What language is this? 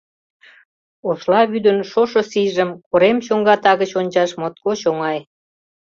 Mari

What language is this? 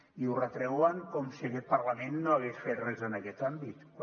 Catalan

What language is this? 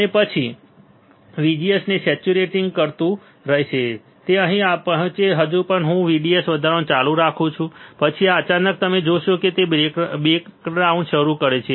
Gujarati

